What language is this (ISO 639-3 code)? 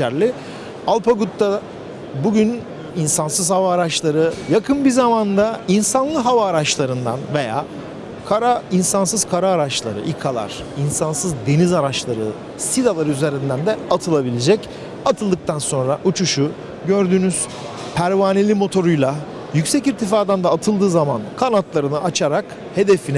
tur